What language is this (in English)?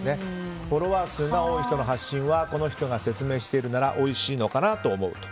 Japanese